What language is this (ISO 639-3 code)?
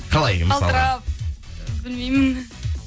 kaz